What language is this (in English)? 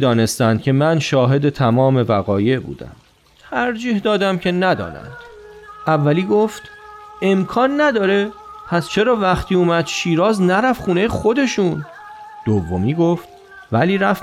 Persian